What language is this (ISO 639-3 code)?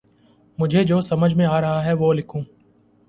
urd